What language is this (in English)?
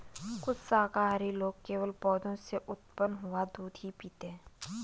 Hindi